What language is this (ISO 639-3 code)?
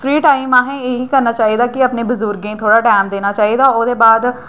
doi